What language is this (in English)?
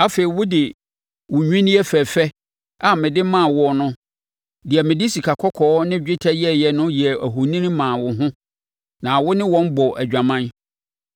Akan